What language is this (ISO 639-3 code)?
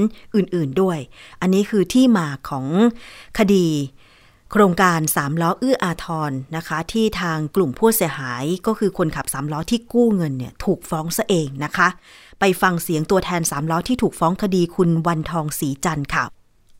tha